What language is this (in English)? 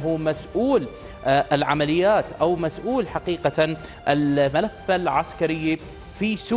Arabic